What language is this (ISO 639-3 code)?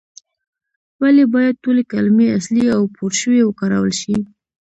pus